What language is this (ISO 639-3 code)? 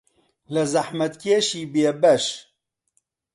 ckb